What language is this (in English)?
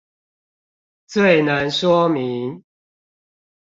Chinese